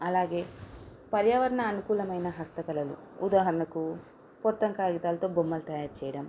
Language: Telugu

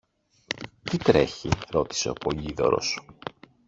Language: Greek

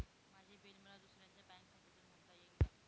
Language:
Marathi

